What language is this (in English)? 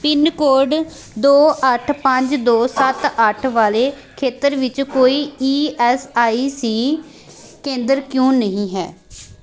Punjabi